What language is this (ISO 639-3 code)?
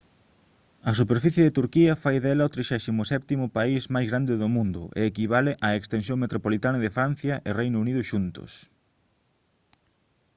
glg